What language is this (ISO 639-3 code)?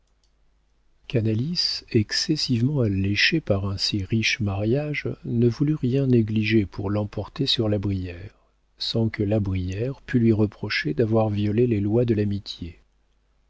fra